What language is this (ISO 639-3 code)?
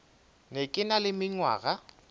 nso